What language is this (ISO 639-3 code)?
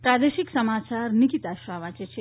guj